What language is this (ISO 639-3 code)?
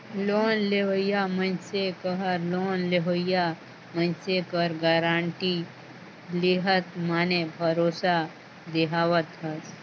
hne